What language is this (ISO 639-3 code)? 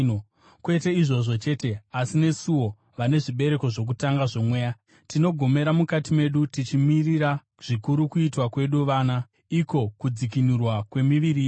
sna